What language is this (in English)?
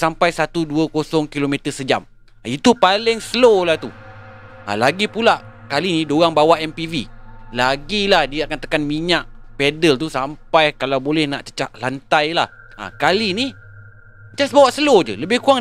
Malay